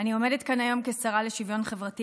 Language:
Hebrew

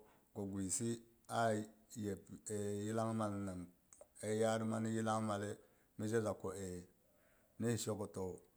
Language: Boghom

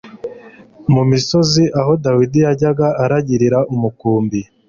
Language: Kinyarwanda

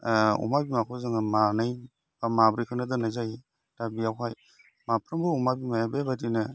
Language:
Bodo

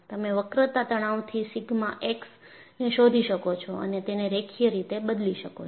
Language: Gujarati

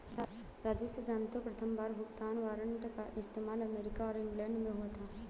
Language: Hindi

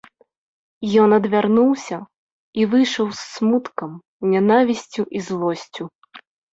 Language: Belarusian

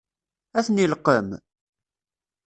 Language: Kabyle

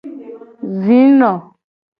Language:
Gen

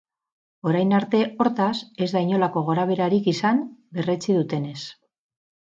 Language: Basque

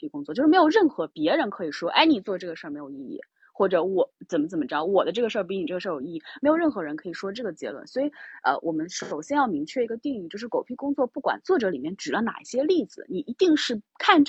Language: Chinese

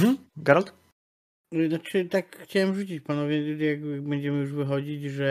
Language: Polish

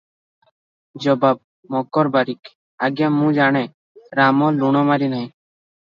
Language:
Odia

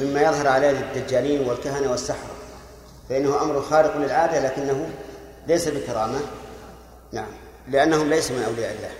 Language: Arabic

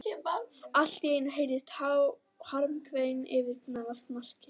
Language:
Icelandic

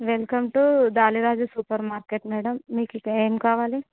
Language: Telugu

